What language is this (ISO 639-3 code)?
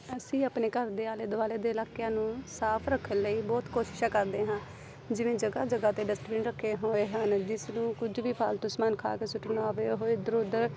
pan